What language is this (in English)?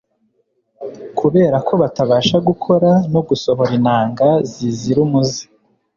Kinyarwanda